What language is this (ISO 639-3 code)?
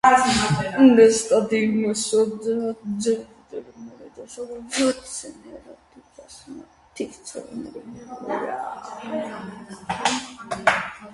hye